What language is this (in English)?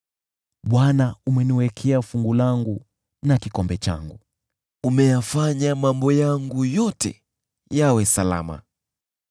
Swahili